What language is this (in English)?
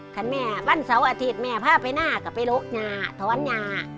Thai